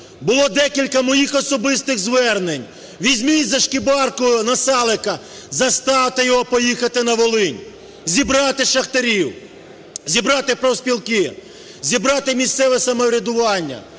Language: Ukrainian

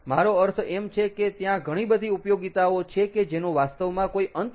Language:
Gujarati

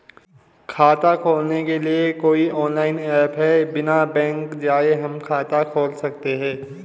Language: Hindi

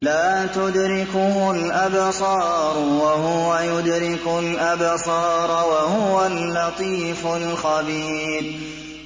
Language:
Arabic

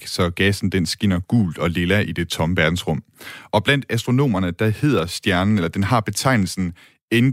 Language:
Danish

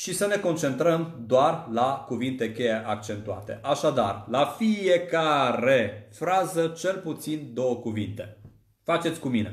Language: Romanian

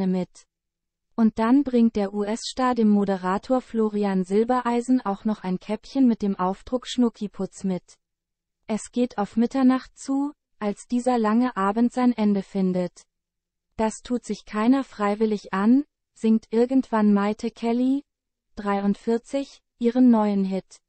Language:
German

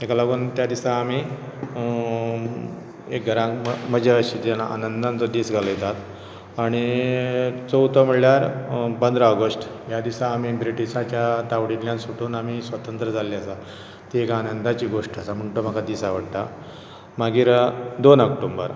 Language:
Konkani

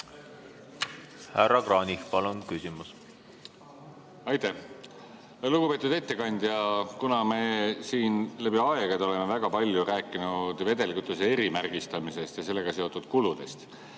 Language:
Estonian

